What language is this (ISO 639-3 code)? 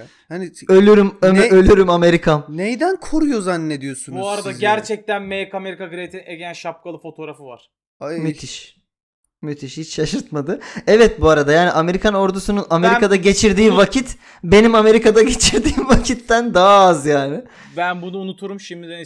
tur